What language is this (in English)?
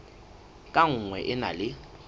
Southern Sotho